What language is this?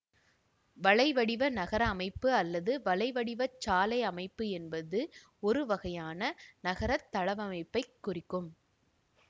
Tamil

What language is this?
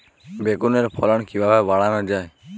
Bangla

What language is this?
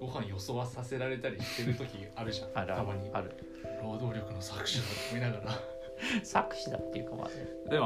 Japanese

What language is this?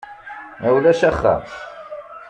Kabyle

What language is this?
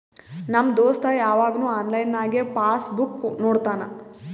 Kannada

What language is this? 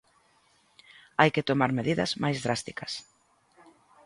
Galician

